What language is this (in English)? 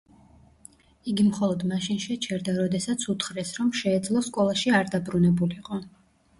Georgian